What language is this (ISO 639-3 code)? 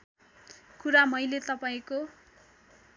nep